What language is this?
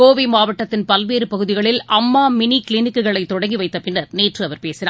Tamil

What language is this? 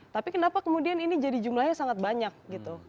Indonesian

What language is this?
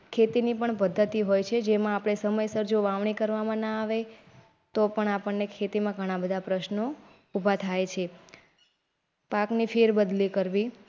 Gujarati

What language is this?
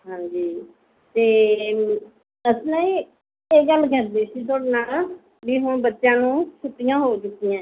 Punjabi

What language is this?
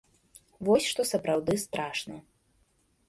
Belarusian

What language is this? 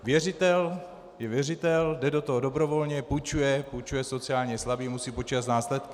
Czech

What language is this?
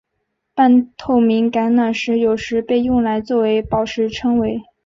Chinese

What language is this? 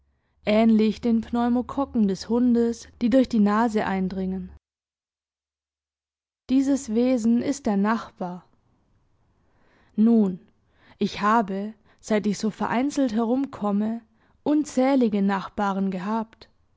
German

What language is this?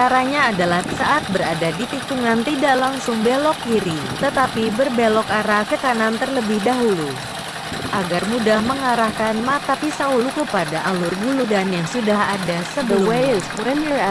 Indonesian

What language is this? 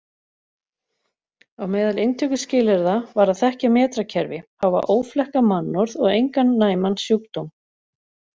Icelandic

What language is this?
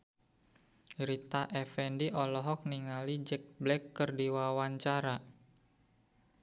Sundanese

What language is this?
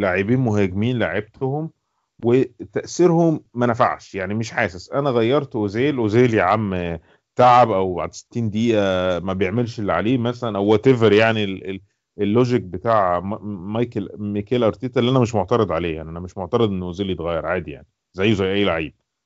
Arabic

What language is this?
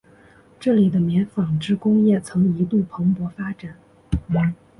Chinese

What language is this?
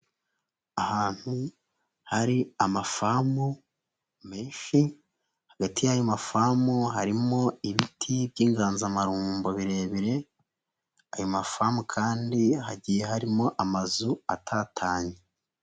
Kinyarwanda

